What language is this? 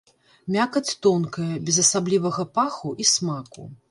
Belarusian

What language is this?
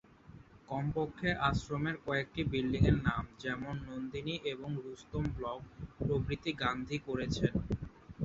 Bangla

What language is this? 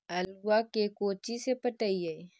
Magahi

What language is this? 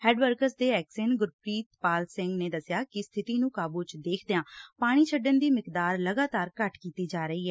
Punjabi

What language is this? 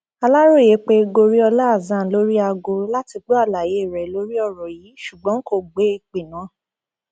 Yoruba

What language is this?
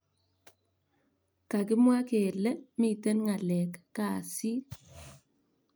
Kalenjin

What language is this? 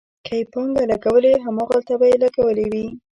Pashto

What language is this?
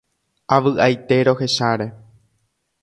Guarani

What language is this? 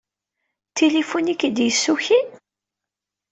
Kabyle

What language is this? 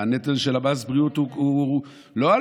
Hebrew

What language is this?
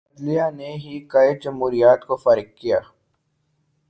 Urdu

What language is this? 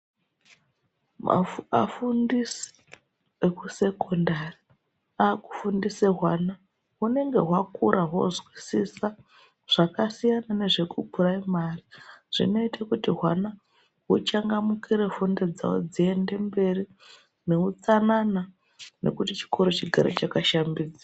Ndau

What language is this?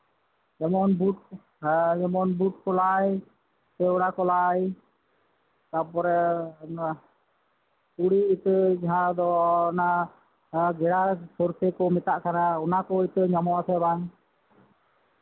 Santali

